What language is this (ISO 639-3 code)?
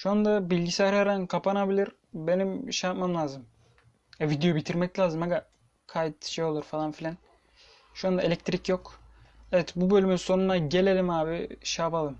tur